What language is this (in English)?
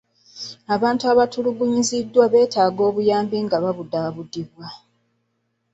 Ganda